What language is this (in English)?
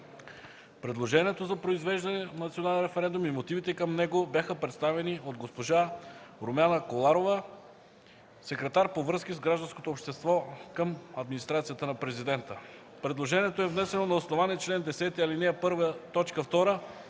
Bulgarian